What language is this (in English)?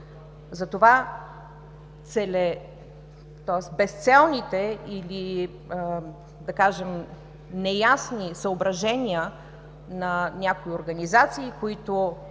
Bulgarian